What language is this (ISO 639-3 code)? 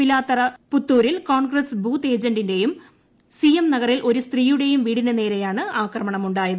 mal